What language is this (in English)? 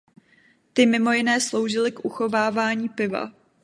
Czech